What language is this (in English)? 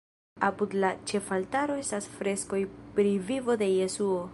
Esperanto